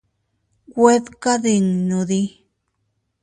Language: Teutila Cuicatec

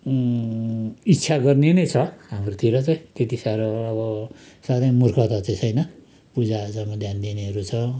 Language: Nepali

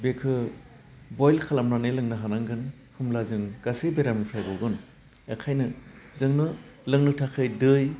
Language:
Bodo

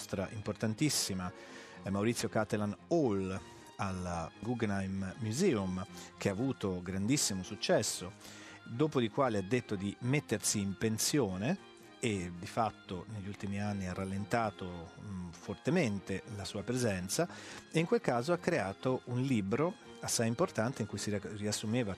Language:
Italian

